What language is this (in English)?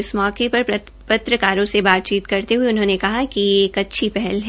Hindi